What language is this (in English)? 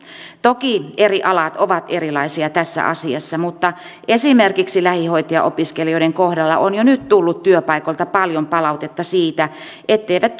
Finnish